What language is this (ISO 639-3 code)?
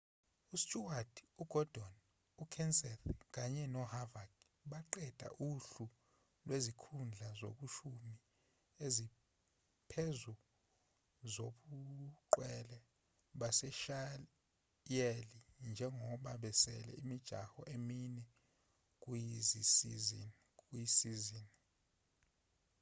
zul